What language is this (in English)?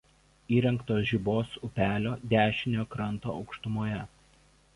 Lithuanian